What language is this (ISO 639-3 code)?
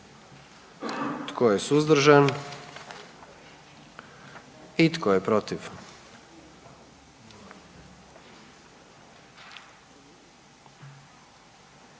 hrv